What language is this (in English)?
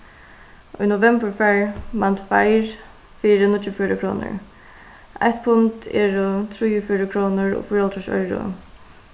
Faroese